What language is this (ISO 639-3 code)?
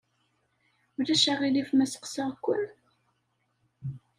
kab